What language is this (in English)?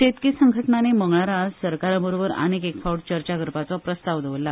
Konkani